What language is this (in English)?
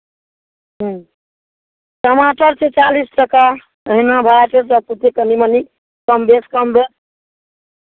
Maithili